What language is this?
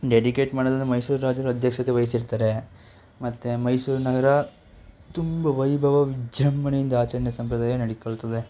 Kannada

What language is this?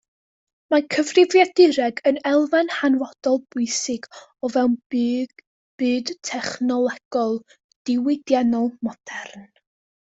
Welsh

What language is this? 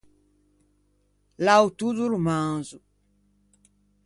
Ligurian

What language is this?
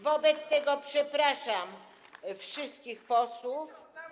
Polish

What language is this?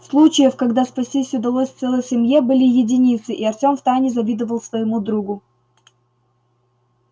Russian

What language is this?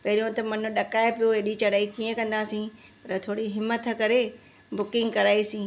Sindhi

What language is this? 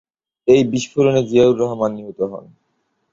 Bangla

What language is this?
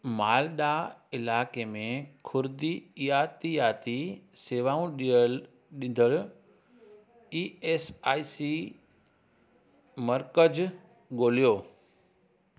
Sindhi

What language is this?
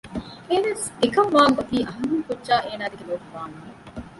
Divehi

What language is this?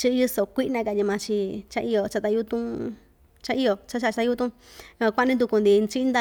Ixtayutla Mixtec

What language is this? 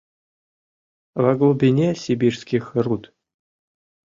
Mari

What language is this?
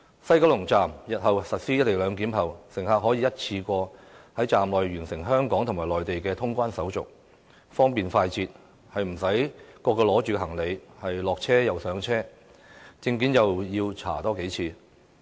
Cantonese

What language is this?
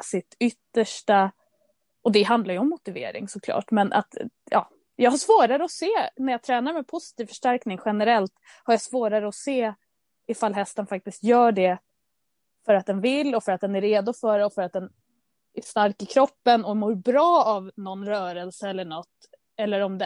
Swedish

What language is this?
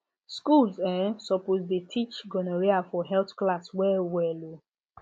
Nigerian Pidgin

